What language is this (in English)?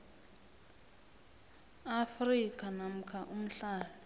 South Ndebele